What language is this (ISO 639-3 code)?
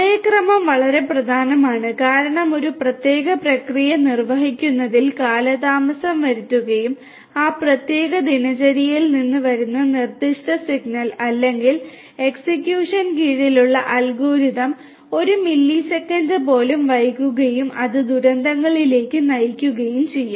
mal